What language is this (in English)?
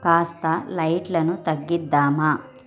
Telugu